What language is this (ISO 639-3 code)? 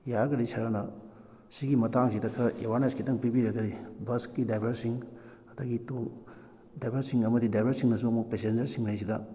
mni